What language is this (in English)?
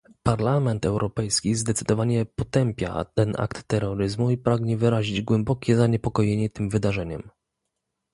Polish